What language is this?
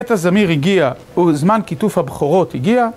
Hebrew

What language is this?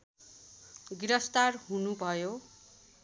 Nepali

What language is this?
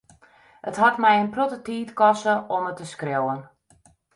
Western Frisian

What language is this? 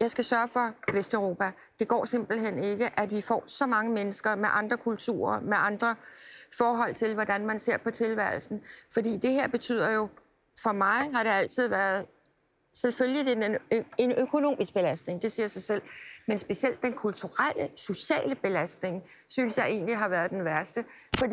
Danish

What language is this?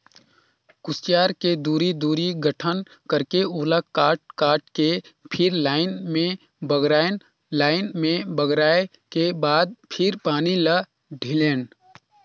Chhattisgarhi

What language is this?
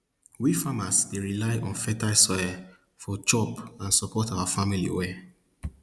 Nigerian Pidgin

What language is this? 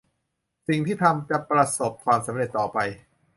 Thai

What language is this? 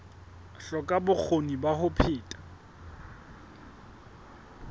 Southern Sotho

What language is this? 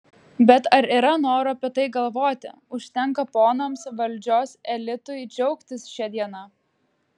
Lithuanian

